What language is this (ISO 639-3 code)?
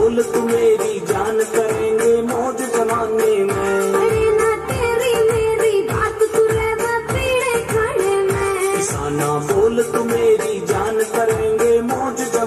ara